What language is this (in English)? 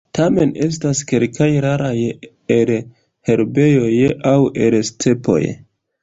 Esperanto